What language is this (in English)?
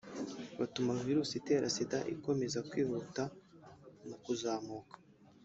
Kinyarwanda